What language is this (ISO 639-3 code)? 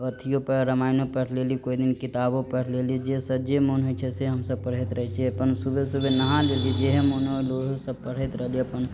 mai